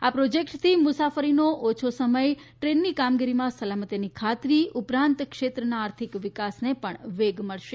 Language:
Gujarati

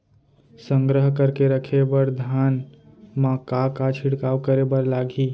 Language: Chhattisgarhi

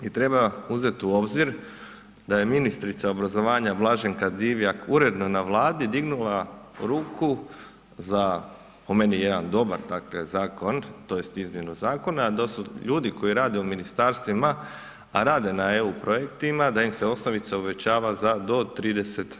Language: Croatian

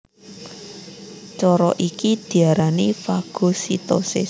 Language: Javanese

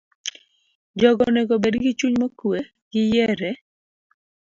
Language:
Luo (Kenya and Tanzania)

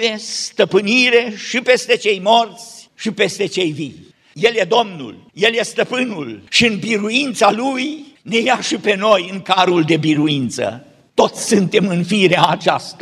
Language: Romanian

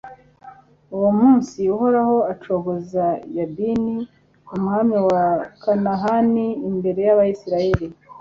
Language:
Kinyarwanda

